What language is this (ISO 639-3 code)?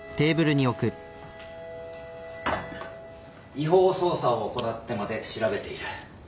jpn